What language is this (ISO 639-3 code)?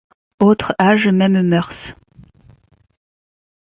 fra